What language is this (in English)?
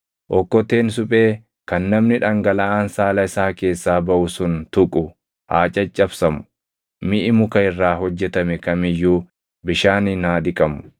Oromo